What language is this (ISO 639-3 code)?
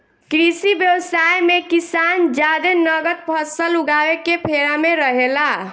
bho